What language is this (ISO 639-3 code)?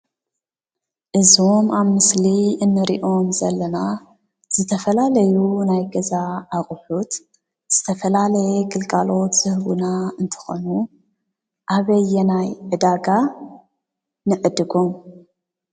tir